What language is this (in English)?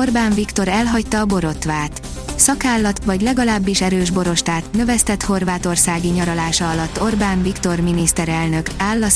Hungarian